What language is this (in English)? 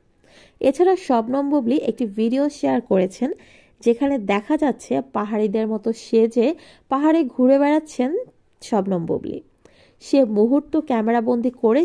Bangla